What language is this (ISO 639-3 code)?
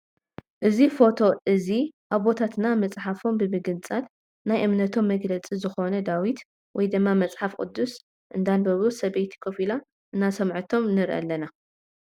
tir